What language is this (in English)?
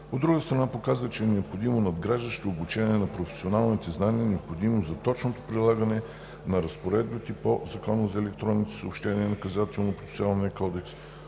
Bulgarian